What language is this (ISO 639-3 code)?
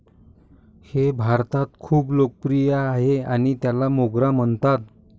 mar